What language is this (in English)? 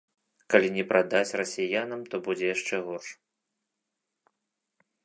Belarusian